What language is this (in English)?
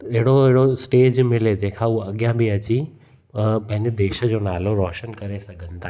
Sindhi